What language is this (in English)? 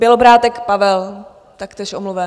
Czech